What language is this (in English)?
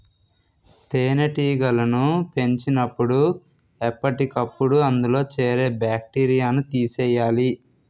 Telugu